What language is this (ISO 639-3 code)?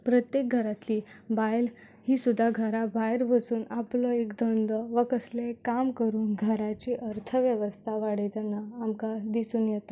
kok